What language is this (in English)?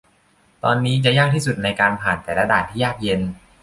Thai